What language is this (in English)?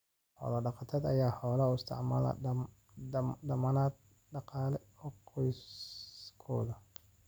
Somali